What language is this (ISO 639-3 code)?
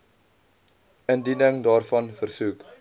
afr